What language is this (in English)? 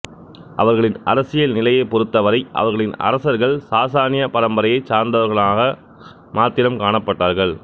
Tamil